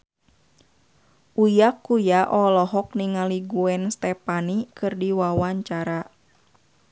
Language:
Sundanese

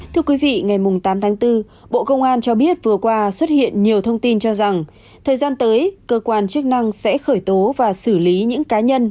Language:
Vietnamese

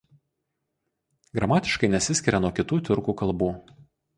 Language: Lithuanian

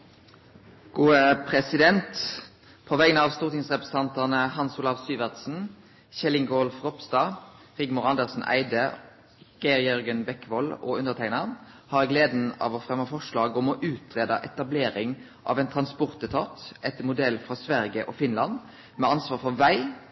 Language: Norwegian Nynorsk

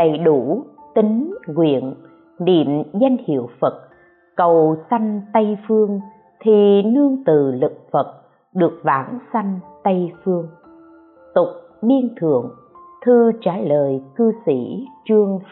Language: Vietnamese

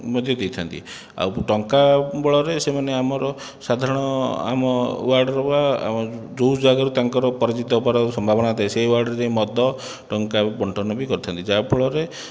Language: Odia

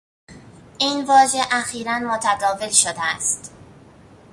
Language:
Persian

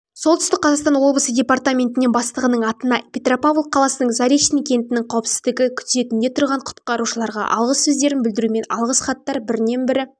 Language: Kazakh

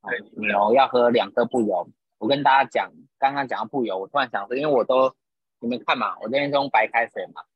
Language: Chinese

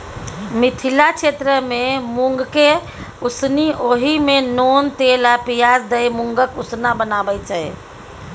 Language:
Maithili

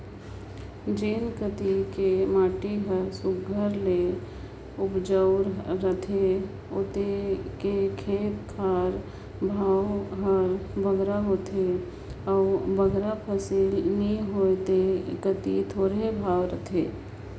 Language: Chhattisgarhi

